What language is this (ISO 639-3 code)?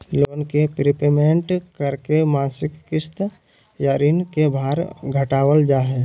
mag